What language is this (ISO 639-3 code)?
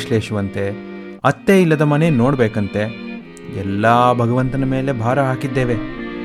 kan